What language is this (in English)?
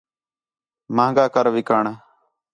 Khetrani